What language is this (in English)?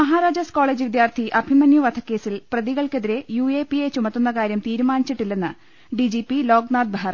Malayalam